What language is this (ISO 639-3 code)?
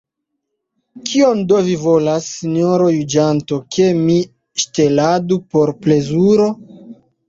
epo